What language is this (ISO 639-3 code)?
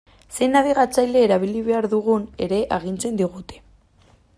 eus